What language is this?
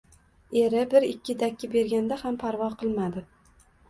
Uzbek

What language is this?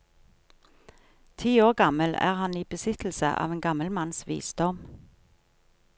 Norwegian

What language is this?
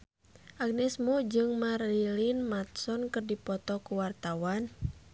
Sundanese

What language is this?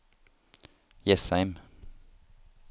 Norwegian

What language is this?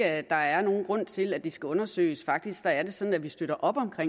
Danish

